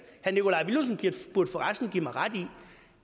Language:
Danish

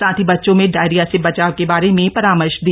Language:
Hindi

